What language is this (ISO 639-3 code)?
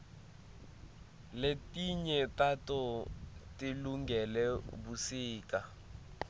ssw